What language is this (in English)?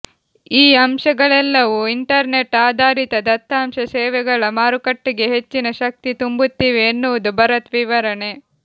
Kannada